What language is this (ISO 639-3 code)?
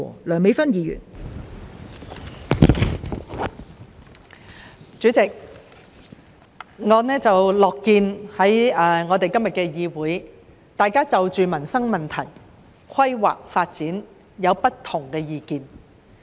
yue